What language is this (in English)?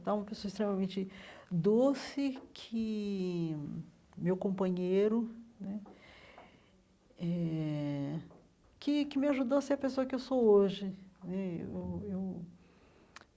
Portuguese